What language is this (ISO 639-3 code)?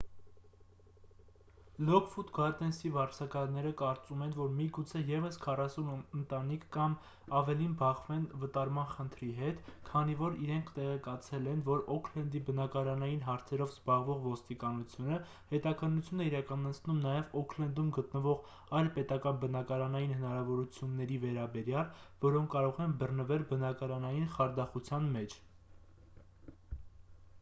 hye